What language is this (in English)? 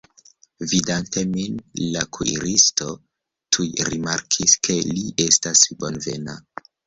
Esperanto